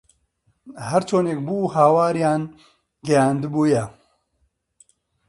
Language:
Central Kurdish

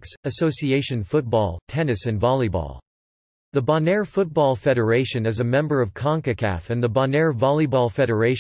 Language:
English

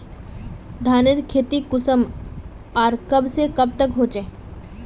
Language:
Magahi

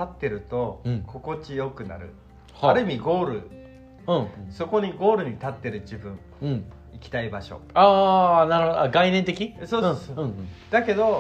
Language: Japanese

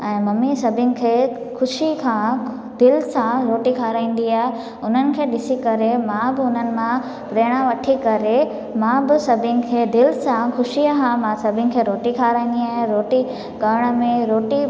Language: Sindhi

